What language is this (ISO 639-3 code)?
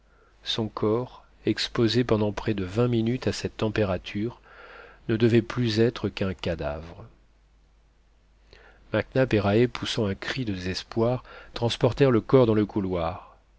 fra